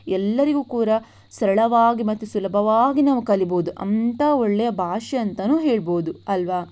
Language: Kannada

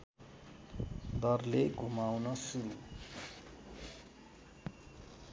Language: Nepali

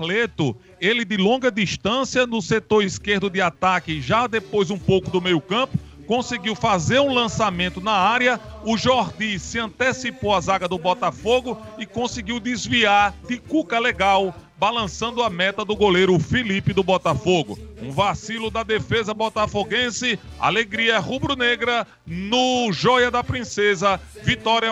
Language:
Portuguese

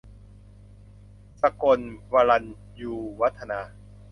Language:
Thai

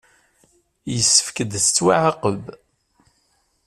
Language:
Kabyle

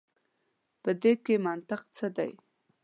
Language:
Pashto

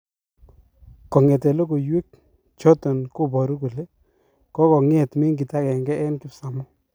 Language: Kalenjin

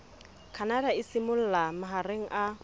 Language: Southern Sotho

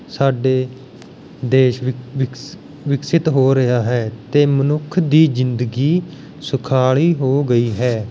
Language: Punjabi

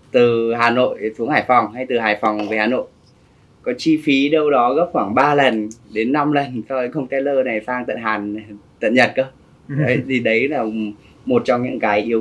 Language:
Vietnamese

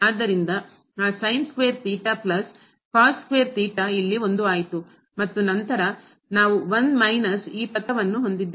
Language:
Kannada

